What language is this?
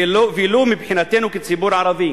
Hebrew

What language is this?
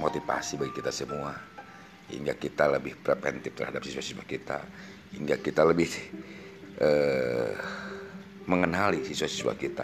Indonesian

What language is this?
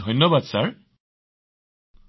Assamese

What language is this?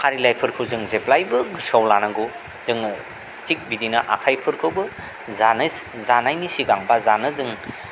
Bodo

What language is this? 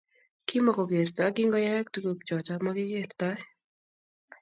Kalenjin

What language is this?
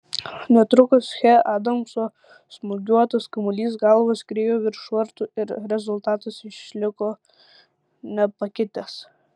Lithuanian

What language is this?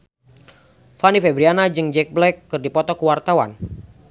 Sundanese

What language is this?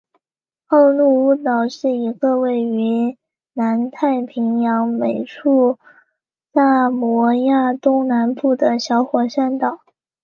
Chinese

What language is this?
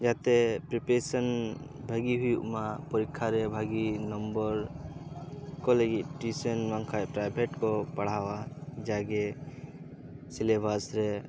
Santali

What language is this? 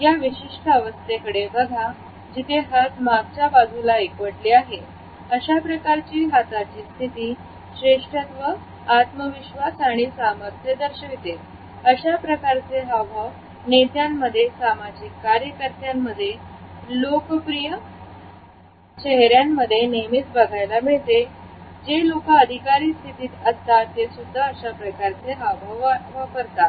Marathi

